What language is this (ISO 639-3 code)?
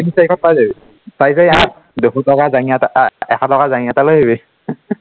asm